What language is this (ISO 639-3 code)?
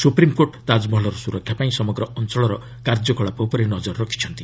ori